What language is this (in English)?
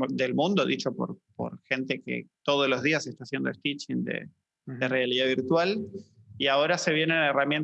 Spanish